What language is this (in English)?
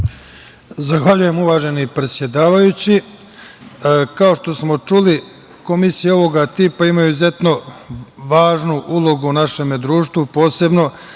Serbian